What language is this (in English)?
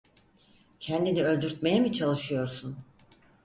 Turkish